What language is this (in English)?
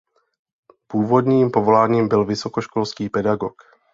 Czech